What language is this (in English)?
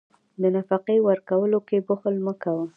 Pashto